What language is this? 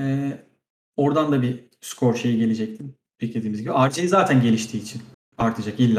Turkish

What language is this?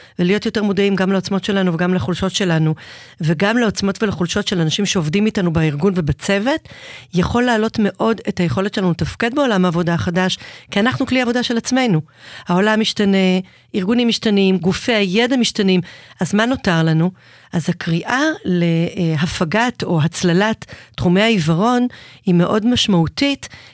Hebrew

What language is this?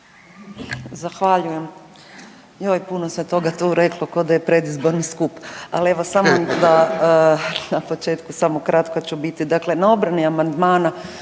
Croatian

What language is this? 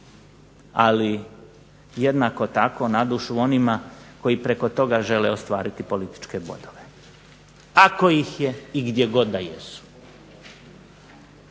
Croatian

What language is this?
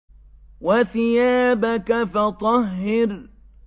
Arabic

